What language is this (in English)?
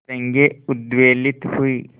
Hindi